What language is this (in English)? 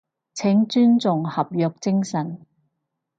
Cantonese